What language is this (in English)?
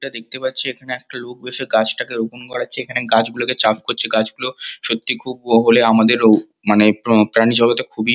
Bangla